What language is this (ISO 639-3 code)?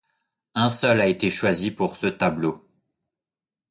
fra